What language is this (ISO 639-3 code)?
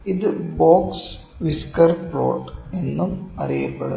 mal